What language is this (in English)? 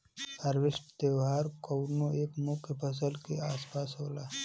Bhojpuri